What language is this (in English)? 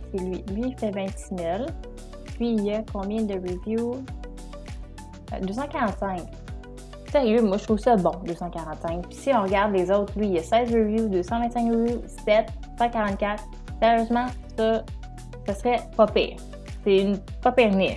French